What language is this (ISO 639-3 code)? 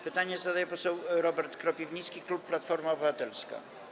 pol